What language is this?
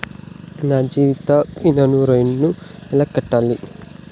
Telugu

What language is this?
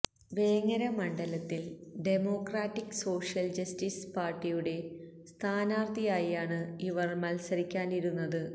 Malayalam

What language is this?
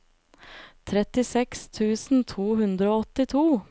Norwegian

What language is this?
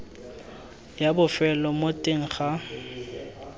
Tswana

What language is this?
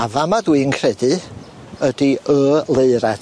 Welsh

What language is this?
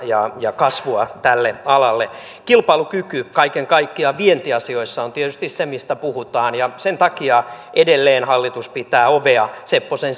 Finnish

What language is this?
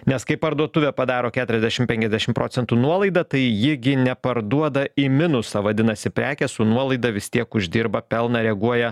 Lithuanian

